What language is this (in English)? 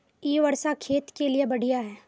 Magahi